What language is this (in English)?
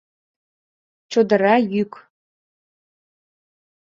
Mari